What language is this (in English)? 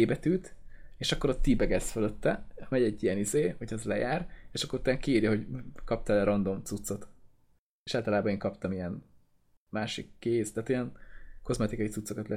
Hungarian